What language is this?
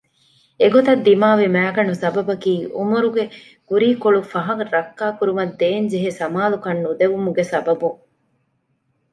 Divehi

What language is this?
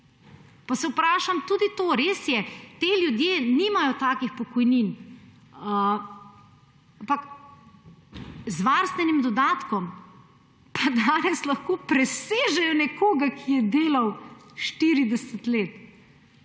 Slovenian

